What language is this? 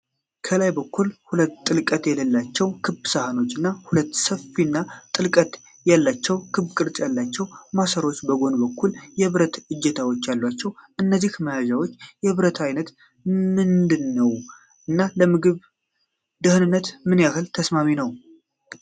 Amharic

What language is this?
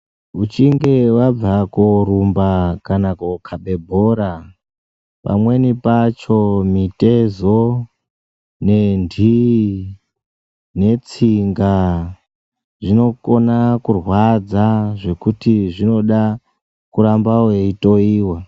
Ndau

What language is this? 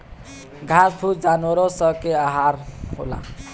Bhojpuri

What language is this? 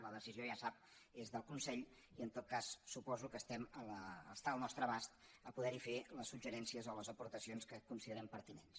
Catalan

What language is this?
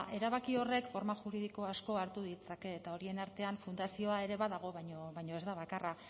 Basque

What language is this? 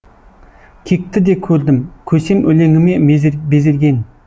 Kazakh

